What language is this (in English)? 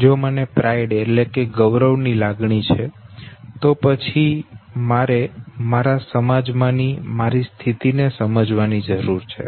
Gujarati